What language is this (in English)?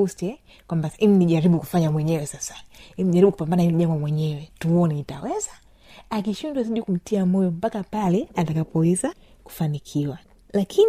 Swahili